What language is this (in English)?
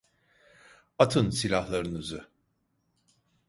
Turkish